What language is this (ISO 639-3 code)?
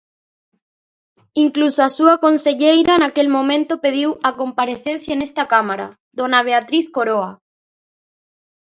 glg